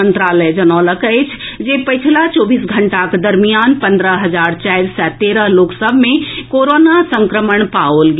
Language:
Maithili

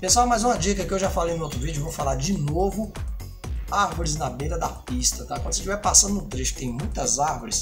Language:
Portuguese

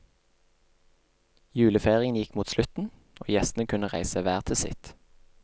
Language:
Norwegian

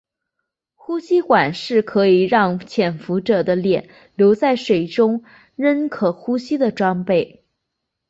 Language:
Chinese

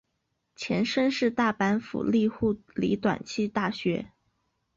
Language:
Chinese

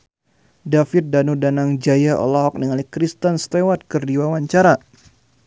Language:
Sundanese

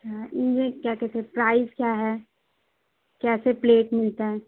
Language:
Urdu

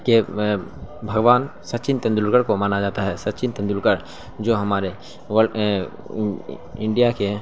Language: Urdu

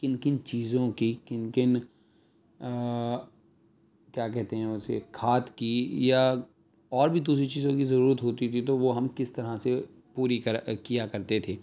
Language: Urdu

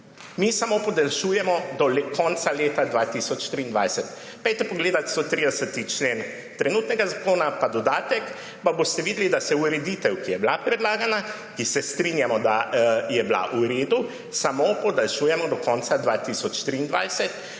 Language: Slovenian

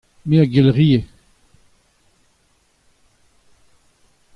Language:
Breton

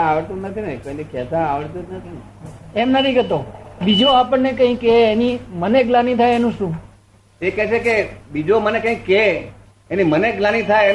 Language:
Gujarati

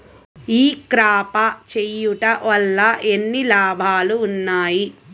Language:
Telugu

